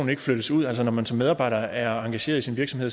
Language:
Danish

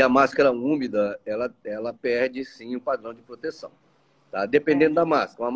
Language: Portuguese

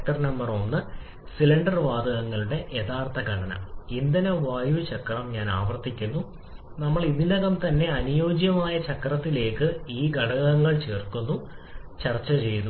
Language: Malayalam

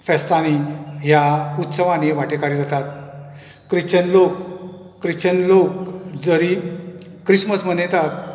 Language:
Konkani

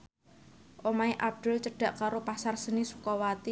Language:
Javanese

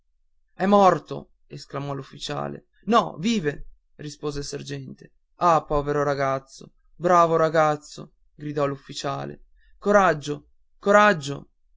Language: Italian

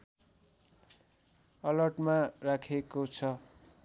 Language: Nepali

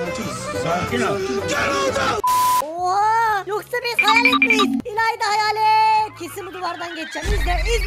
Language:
Turkish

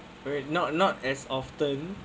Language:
English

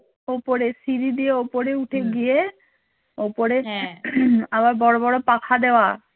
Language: Bangla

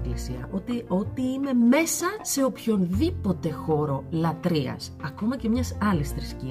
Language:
Greek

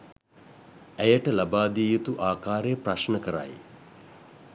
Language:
Sinhala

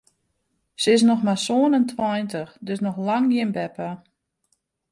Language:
Western Frisian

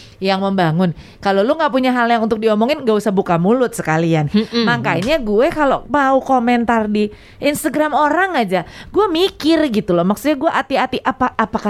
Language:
Indonesian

